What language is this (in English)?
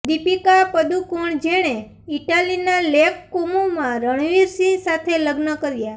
Gujarati